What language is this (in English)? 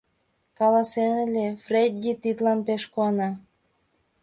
Mari